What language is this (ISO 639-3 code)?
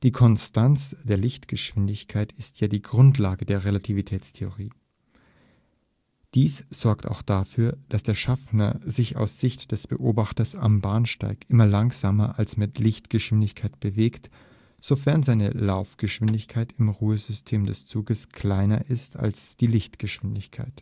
deu